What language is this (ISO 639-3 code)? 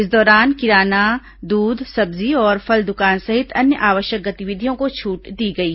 hin